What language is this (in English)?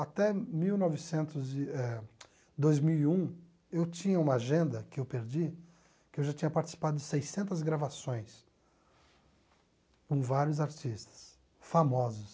Portuguese